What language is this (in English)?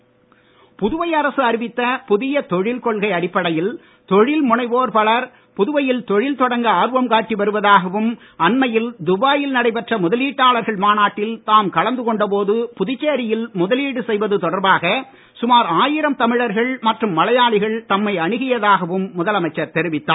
Tamil